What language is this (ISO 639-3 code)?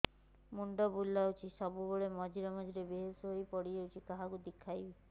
ori